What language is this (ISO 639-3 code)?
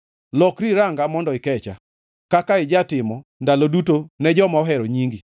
luo